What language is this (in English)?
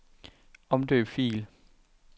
Danish